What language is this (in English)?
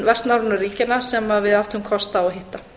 Icelandic